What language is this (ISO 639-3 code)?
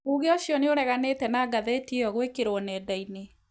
kik